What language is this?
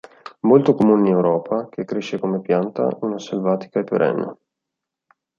Italian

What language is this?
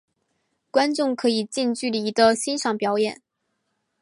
Chinese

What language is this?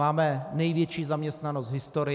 Czech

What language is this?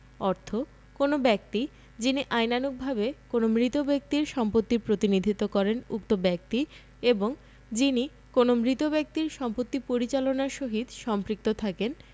Bangla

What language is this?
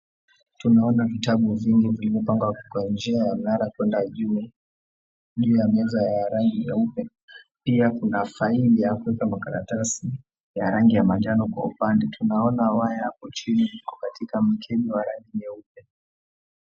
Swahili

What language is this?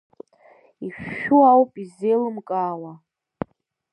Abkhazian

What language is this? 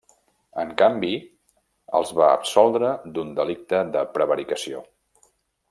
Catalan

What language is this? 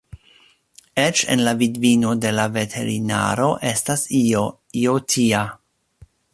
Esperanto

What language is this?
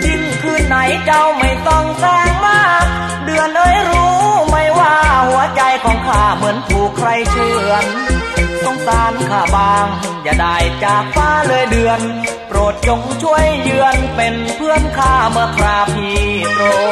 Thai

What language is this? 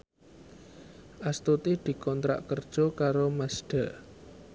Javanese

